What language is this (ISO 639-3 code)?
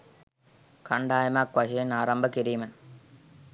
sin